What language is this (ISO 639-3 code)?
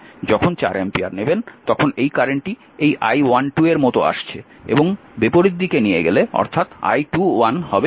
ben